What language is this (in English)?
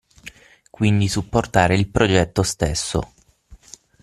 Italian